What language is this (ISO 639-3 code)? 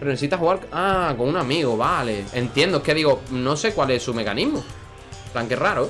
spa